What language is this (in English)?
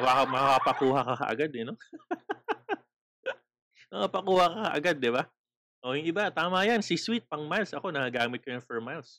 Filipino